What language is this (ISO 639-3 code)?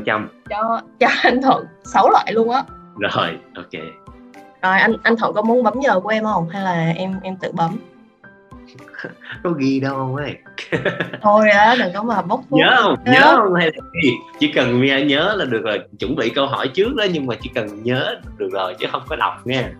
vie